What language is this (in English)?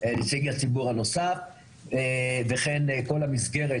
Hebrew